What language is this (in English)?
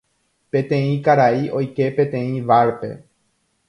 Guarani